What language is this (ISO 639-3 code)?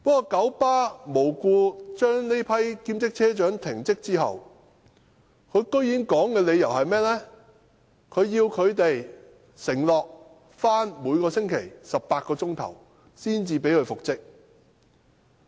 yue